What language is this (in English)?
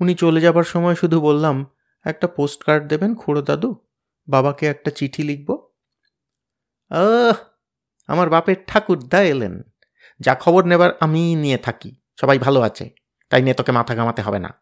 Bangla